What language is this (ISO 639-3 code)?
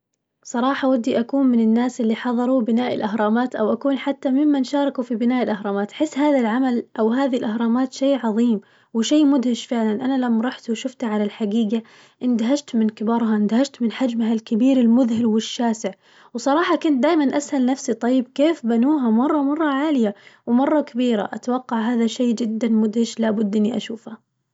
ars